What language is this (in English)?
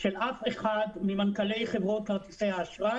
Hebrew